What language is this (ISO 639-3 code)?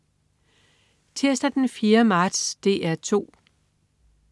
dan